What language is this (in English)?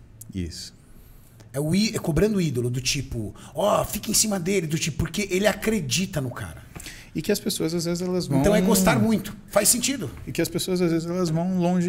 Portuguese